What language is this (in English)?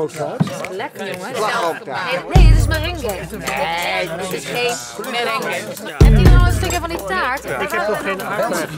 Dutch